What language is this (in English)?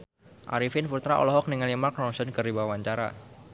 Sundanese